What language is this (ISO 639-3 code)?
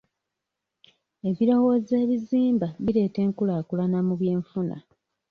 lug